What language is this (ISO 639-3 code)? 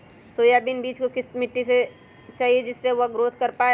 mag